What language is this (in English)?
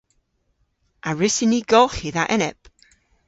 Cornish